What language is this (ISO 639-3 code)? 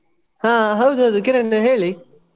kan